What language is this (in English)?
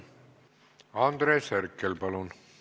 Estonian